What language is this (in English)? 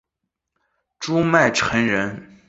Chinese